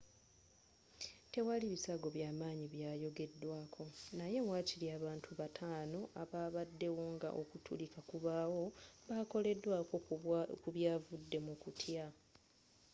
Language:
Ganda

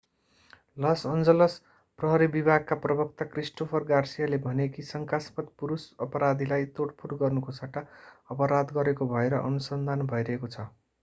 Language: Nepali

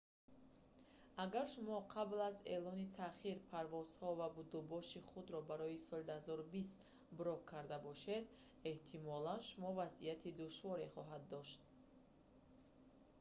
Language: Tajik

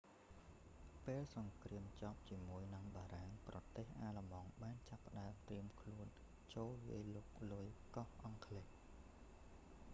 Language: Khmer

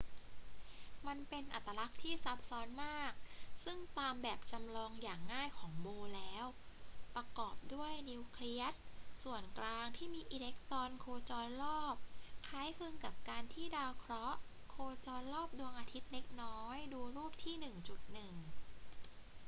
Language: Thai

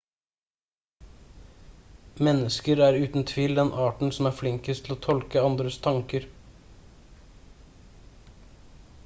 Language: Norwegian Bokmål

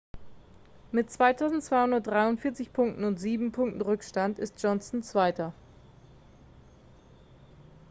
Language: German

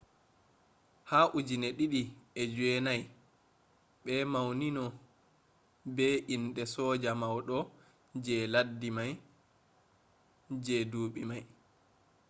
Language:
Fula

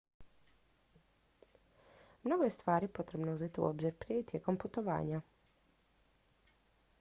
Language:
Croatian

